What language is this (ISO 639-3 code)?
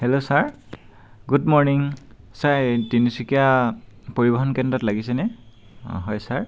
asm